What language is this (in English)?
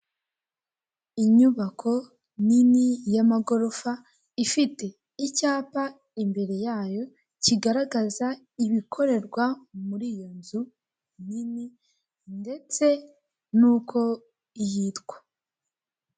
Kinyarwanda